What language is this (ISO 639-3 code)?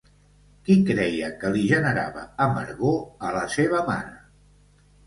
cat